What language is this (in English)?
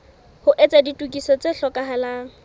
Southern Sotho